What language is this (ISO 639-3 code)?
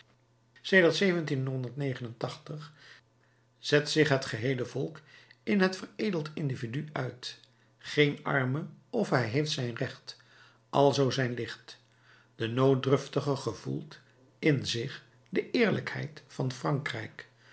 nld